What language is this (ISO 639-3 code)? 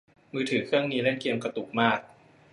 tha